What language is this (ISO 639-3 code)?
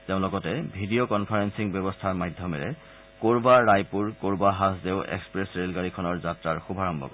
asm